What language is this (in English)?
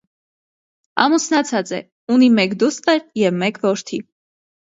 Armenian